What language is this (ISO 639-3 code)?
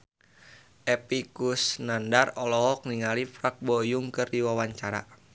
sun